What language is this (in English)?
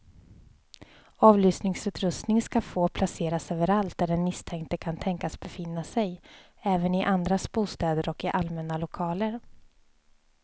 Swedish